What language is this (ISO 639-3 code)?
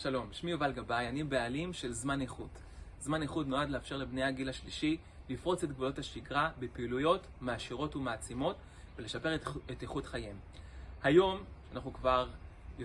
heb